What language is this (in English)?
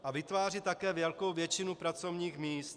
Czech